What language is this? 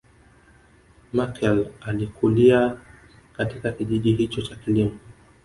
Swahili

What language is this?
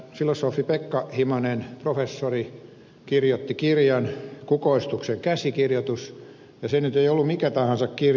Finnish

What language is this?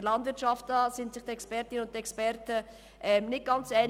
Swiss German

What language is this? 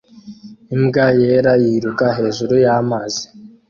Kinyarwanda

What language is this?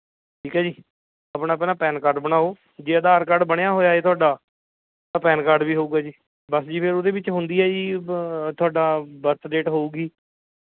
Punjabi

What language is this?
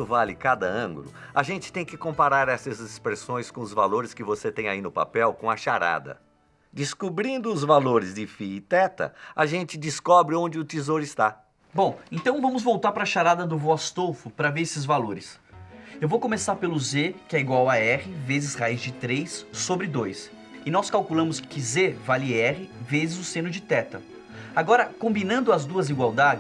Portuguese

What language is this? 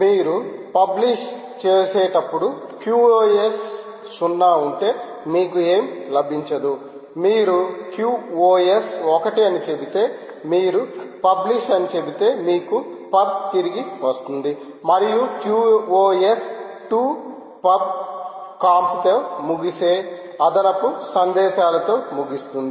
Telugu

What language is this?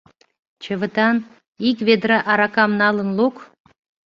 Mari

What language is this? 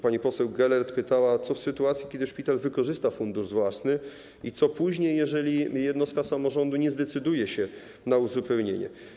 Polish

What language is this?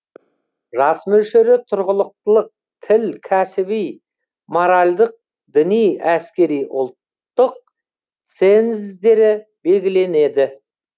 Kazakh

